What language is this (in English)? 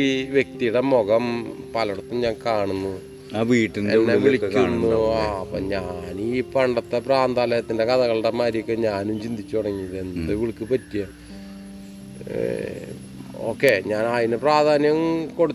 Malayalam